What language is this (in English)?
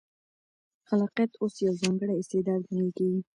Pashto